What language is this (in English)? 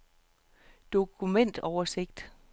Danish